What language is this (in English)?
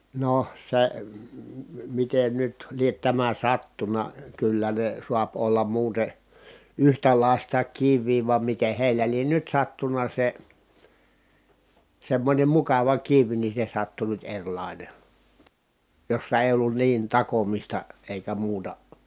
Finnish